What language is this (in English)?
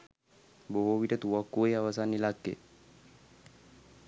Sinhala